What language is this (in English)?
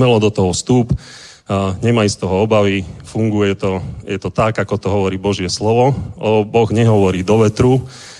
Czech